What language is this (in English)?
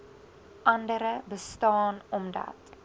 Afrikaans